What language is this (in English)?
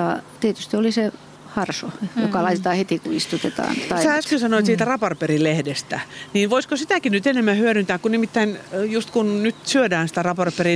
Finnish